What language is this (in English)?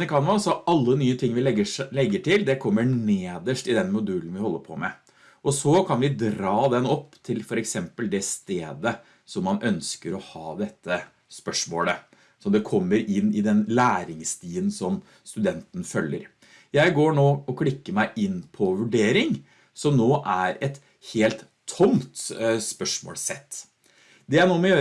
Norwegian